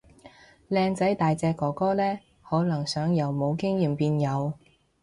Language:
Cantonese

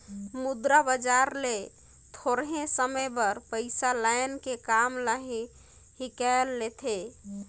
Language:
Chhattisgarhi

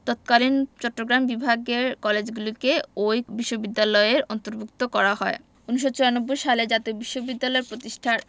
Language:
Bangla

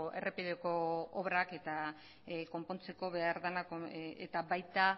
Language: Basque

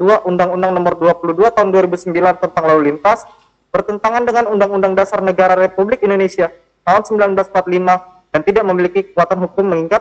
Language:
Indonesian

